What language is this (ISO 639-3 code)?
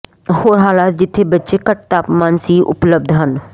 pan